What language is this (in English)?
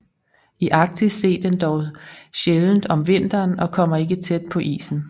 Danish